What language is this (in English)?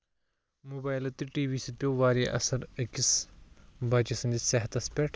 Kashmiri